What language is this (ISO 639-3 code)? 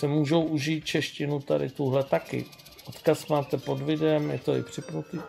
ces